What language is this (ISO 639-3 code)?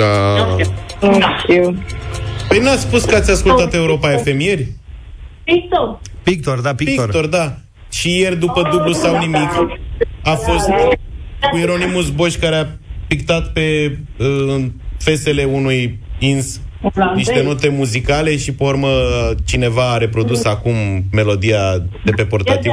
ron